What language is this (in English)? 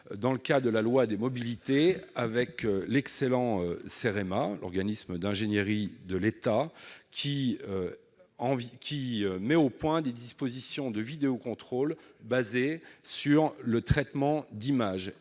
French